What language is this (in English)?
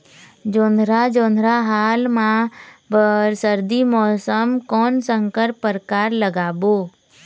Chhattisgarhi